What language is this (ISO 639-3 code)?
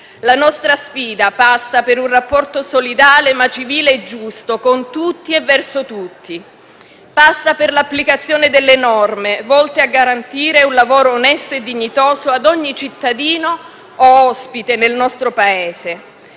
ita